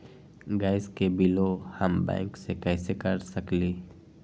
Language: Magahi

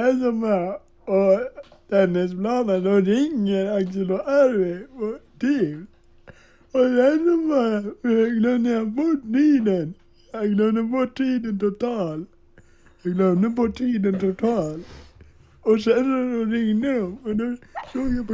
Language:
Swedish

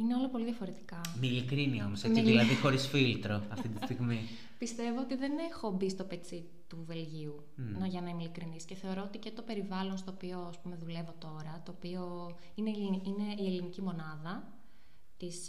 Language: Greek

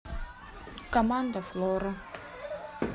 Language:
Russian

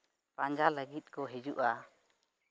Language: Santali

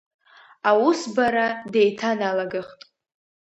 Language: Abkhazian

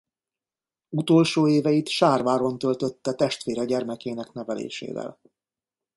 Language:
Hungarian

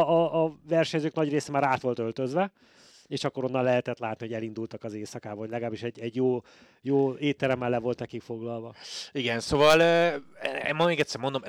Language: Hungarian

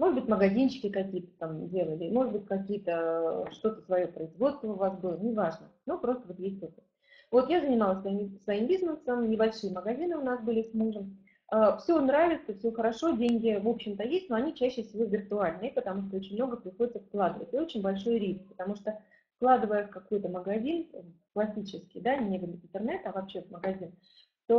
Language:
Russian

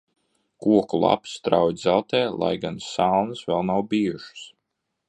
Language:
Latvian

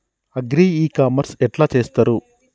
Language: Telugu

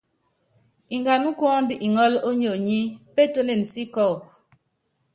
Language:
Yangben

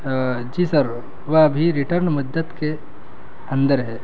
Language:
Urdu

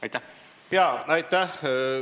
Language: Estonian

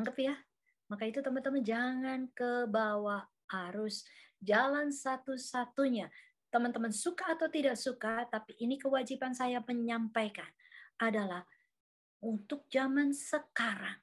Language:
Indonesian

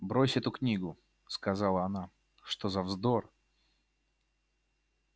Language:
Russian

